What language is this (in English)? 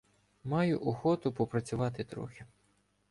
Ukrainian